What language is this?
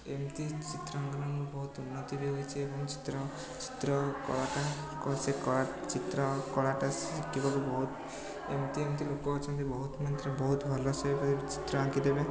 Odia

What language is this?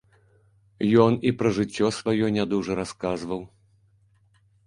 Belarusian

